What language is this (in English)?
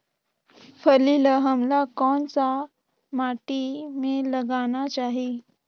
Chhattisgarhi